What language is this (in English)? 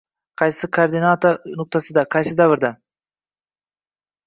Uzbek